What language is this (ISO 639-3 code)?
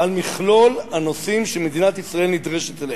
heb